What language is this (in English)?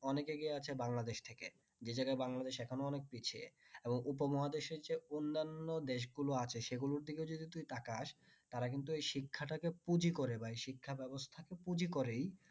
Bangla